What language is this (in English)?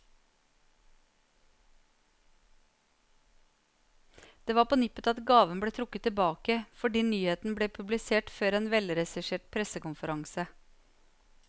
Norwegian